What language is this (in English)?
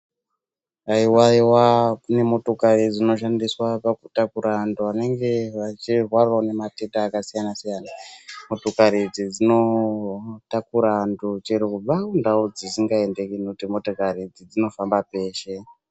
Ndau